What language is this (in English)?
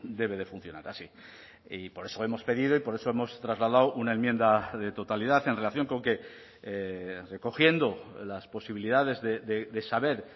Spanish